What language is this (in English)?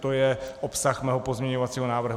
Czech